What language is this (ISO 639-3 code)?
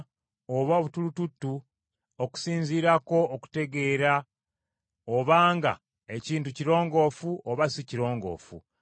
lug